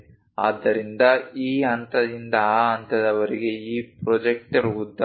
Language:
Kannada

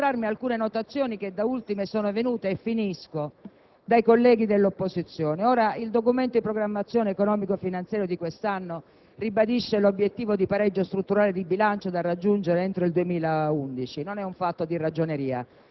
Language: Italian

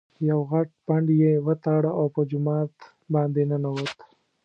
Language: Pashto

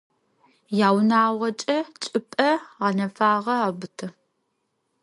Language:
Adyghe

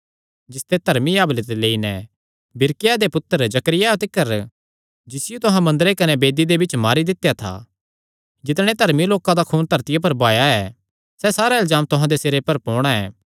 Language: Kangri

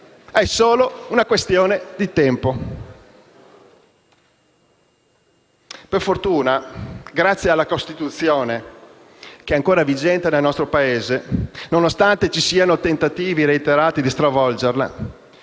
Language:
Italian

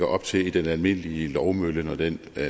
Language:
Danish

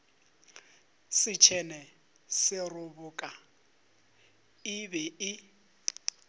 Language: Northern Sotho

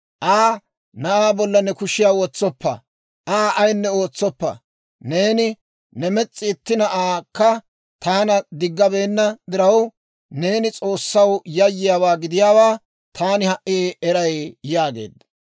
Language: Dawro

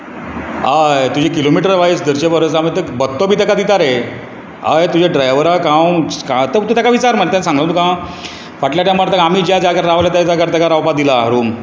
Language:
Konkani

